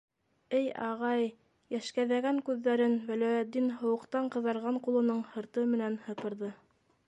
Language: Bashkir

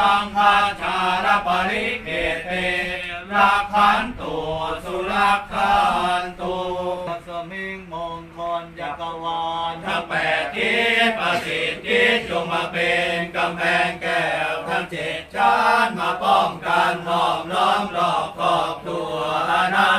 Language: Thai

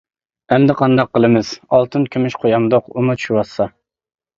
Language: Uyghur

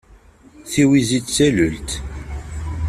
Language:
Kabyle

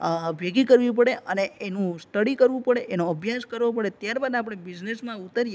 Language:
Gujarati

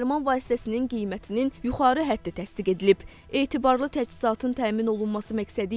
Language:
Turkish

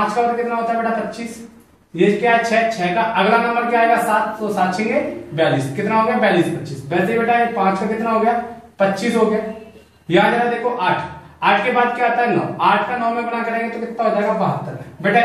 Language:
Hindi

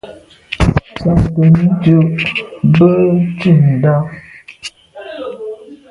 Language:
Medumba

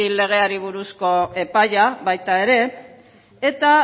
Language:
Basque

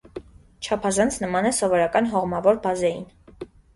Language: Armenian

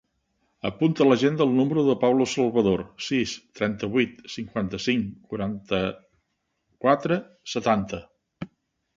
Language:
Catalan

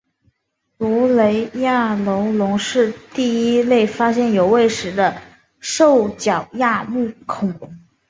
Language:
Chinese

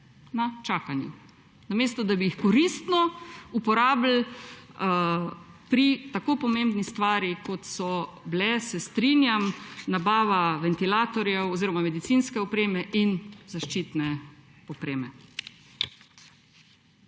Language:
Slovenian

